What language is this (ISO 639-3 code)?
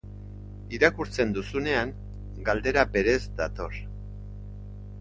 eus